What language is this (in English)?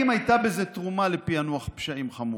Hebrew